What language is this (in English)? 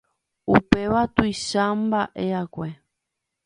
Guarani